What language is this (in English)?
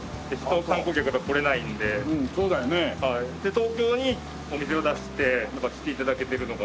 Japanese